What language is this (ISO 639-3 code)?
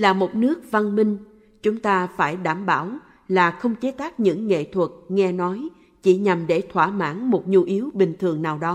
vie